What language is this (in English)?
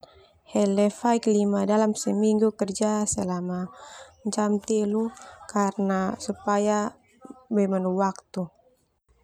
Termanu